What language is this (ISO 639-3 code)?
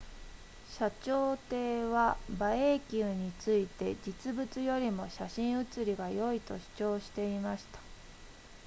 jpn